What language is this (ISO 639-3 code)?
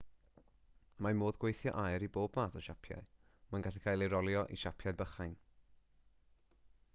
cym